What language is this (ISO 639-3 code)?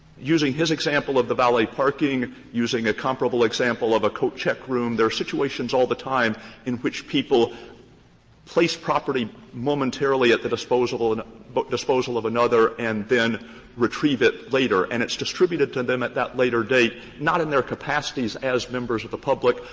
eng